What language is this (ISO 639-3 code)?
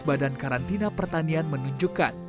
ind